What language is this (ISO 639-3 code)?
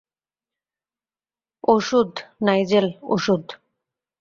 ben